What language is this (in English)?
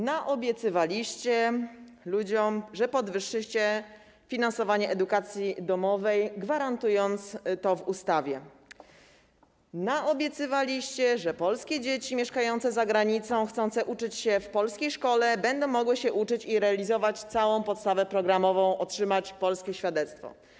Polish